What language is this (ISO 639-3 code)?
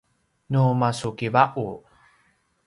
pwn